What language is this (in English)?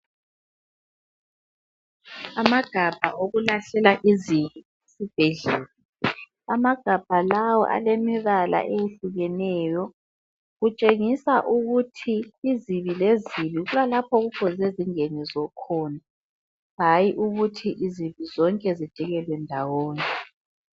North Ndebele